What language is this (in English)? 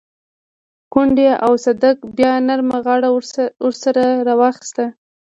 Pashto